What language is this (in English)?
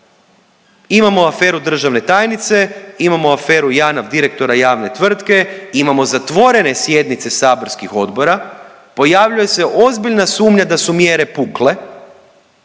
Croatian